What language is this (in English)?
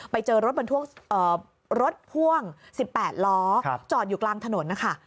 Thai